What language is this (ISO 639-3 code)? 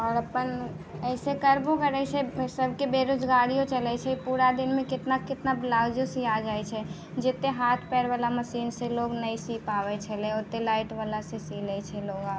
mai